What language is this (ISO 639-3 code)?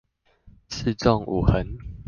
zho